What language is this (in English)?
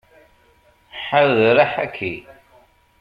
Kabyle